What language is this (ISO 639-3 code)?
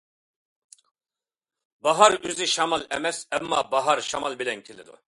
uig